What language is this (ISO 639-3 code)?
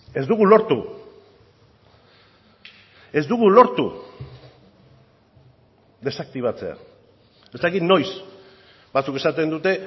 eus